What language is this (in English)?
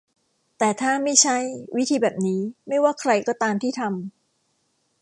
Thai